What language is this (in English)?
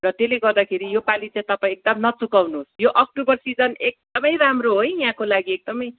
Nepali